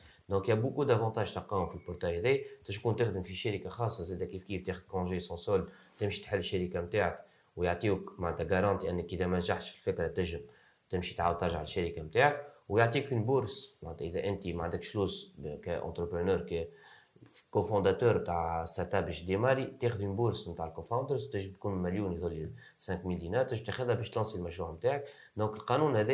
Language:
Arabic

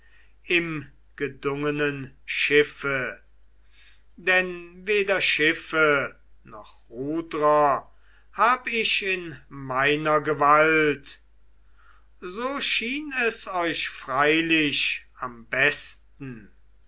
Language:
German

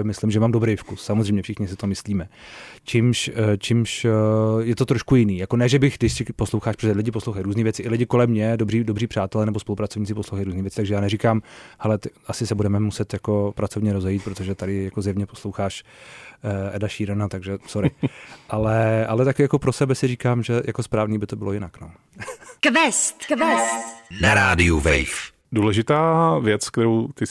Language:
Czech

